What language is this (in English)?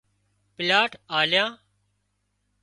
Wadiyara Koli